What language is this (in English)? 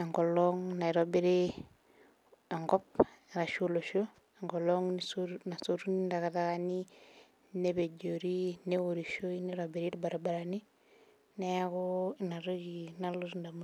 Masai